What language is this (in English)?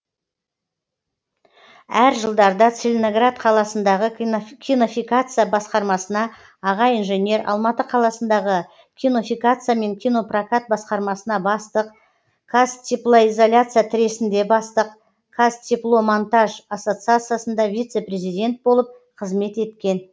Kazakh